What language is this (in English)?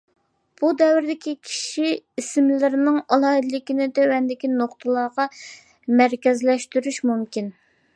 Uyghur